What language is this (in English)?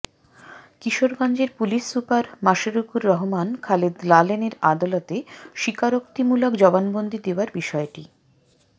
Bangla